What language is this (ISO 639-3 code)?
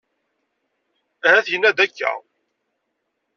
kab